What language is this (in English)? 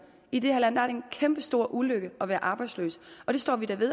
Danish